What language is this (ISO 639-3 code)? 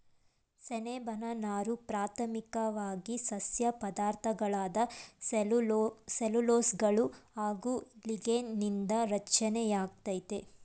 kan